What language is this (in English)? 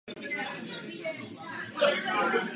Czech